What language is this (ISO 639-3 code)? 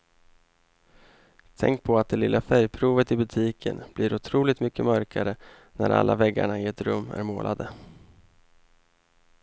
swe